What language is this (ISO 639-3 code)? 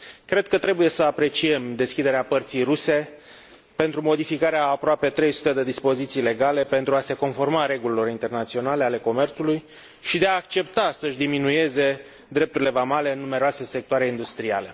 ron